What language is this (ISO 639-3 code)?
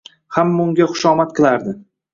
uzb